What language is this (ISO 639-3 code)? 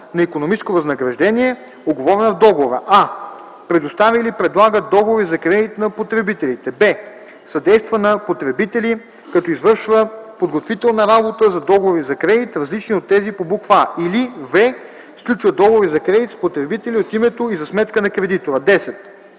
bul